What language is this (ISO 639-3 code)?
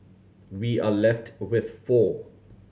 eng